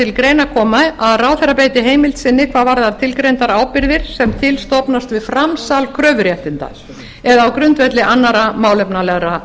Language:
Icelandic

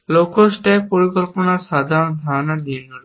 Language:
Bangla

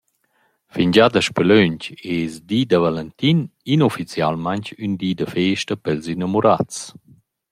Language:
Romansh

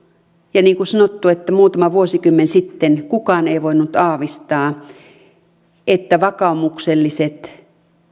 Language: Finnish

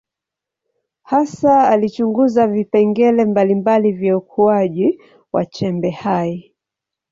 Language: Swahili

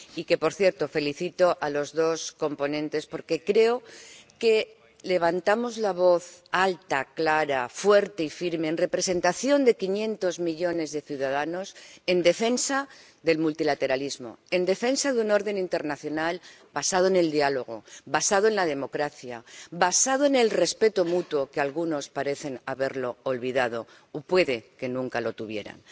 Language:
Spanish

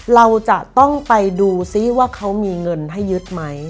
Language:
Thai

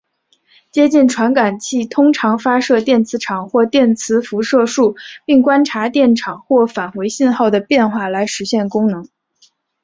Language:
Chinese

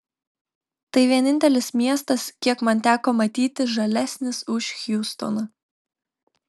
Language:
Lithuanian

